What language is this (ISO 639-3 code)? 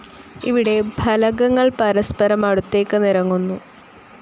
mal